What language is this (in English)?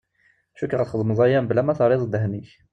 Kabyle